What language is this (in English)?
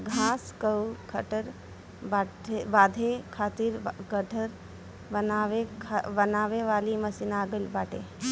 Bhojpuri